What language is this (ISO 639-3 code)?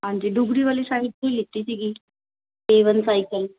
pan